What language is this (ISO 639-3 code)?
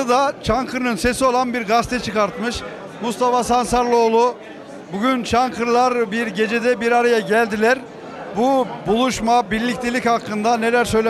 tur